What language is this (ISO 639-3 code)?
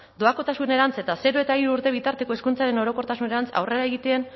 eus